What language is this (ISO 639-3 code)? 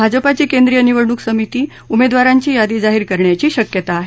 mar